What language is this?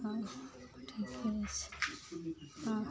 Maithili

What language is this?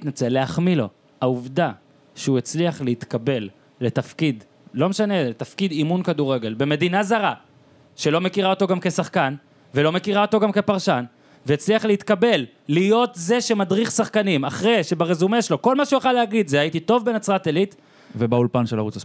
Hebrew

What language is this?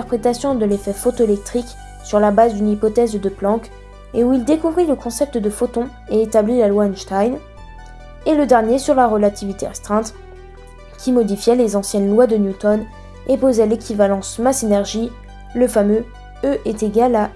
French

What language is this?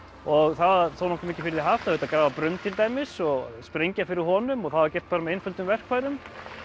Icelandic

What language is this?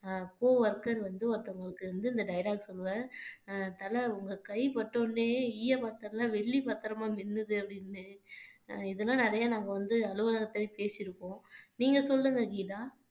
Tamil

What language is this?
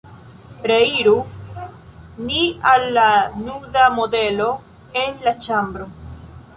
Esperanto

